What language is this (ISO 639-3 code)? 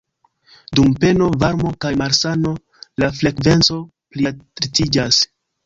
epo